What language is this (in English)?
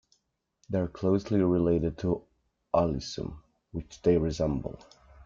English